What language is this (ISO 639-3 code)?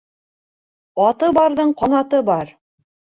bak